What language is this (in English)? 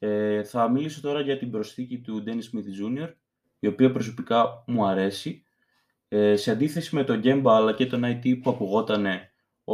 Greek